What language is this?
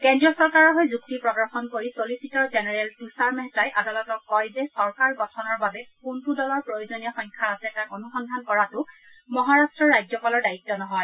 Assamese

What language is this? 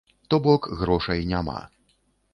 Belarusian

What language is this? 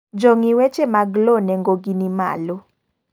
Luo (Kenya and Tanzania)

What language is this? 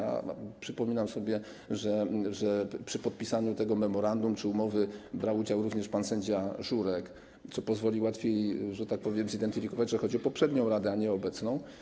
Polish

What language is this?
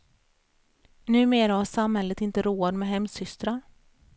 Swedish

